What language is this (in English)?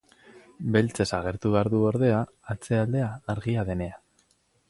Basque